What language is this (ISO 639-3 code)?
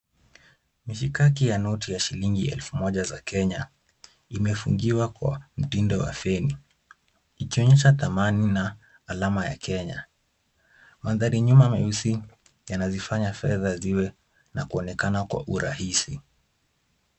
swa